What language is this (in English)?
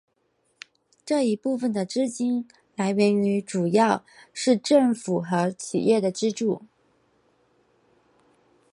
Chinese